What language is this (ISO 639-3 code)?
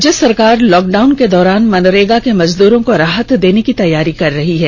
hin